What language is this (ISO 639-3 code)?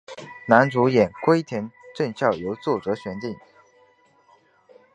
zho